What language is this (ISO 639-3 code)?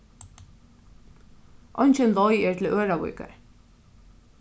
fao